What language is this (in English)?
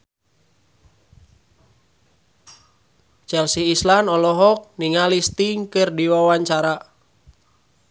Sundanese